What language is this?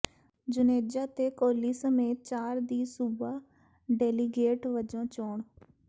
Punjabi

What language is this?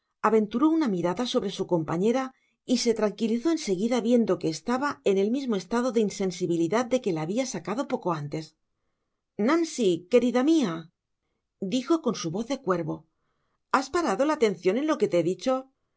Spanish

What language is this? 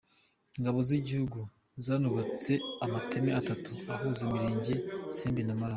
Kinyarwanda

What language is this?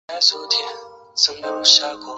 Chinese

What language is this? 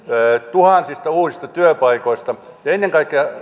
Finnish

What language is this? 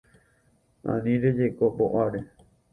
Guarani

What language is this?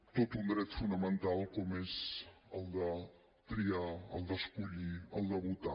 Catalan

